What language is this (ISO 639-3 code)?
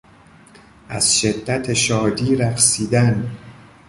fas